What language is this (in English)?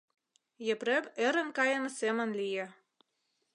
Mari